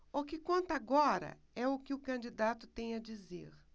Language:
Portuguese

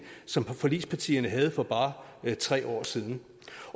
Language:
Danish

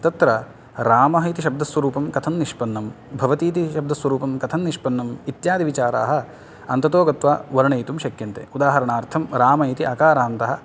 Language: Sanskrit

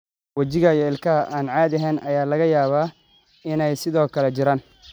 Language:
Somali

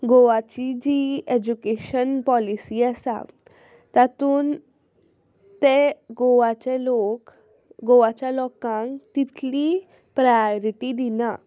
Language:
Konkani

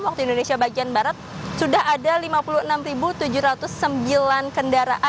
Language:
Indonesian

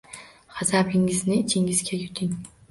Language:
Uzbek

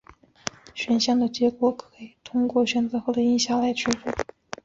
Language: Chinese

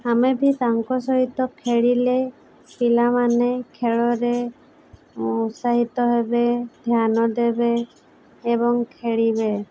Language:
Odia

